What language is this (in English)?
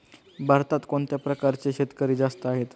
Marathi